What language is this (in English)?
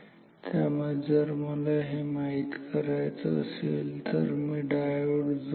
Marathi